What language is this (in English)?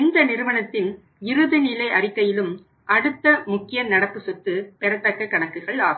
Tamil